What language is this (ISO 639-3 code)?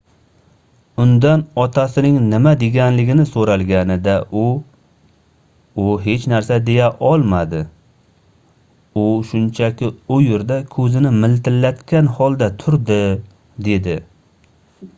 uzb